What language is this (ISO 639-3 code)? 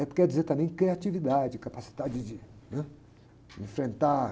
por